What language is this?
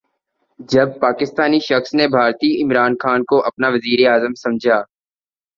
Urdu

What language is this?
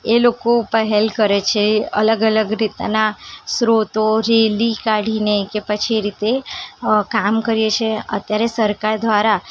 Gujarati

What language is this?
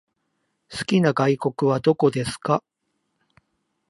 Japanese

